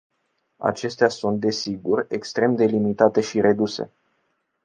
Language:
Romanian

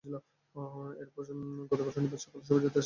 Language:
Bangla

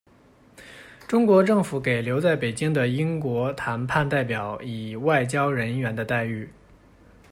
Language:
Chinese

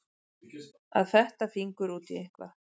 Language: Icelandic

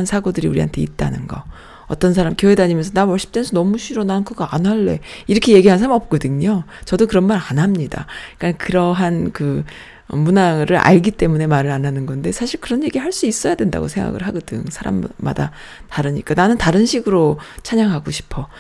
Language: Korean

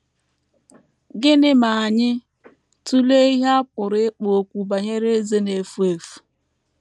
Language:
Igbo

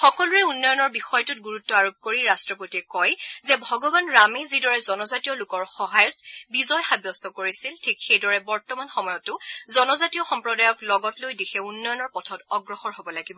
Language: Assamese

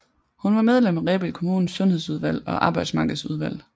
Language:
Danish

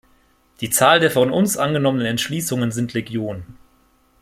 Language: German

